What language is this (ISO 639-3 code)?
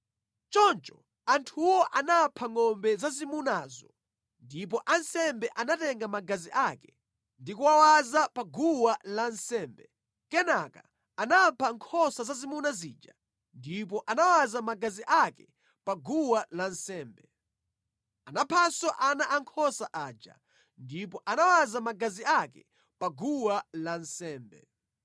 nya